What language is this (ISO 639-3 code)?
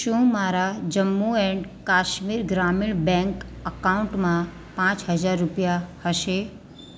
guj